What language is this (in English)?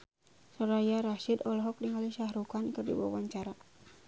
Sundanese